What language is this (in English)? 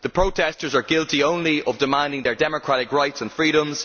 English